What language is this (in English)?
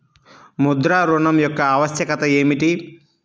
Telugu